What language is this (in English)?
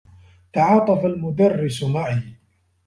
Arabic